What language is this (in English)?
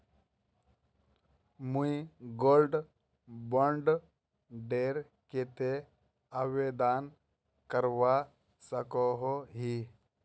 Magahi